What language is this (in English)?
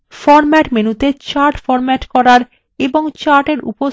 Bangla